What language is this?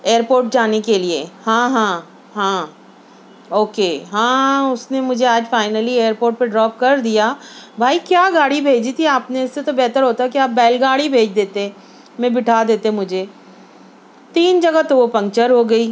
Urdu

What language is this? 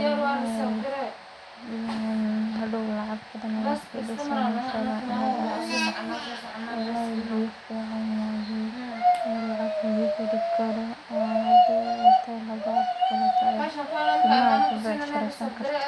Somali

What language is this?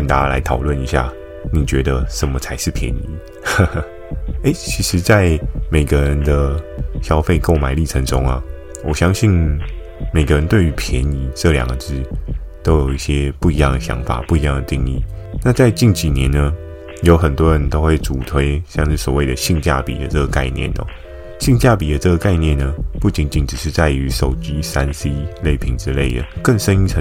Chinese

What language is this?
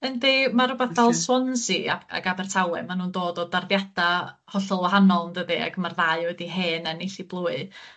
Welsh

